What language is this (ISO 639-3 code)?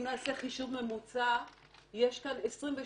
heb